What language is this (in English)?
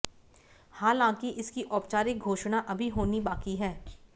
Hindi